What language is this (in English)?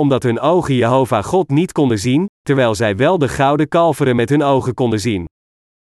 Dutch